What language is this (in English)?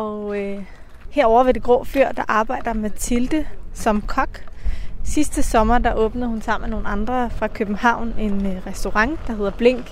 Danish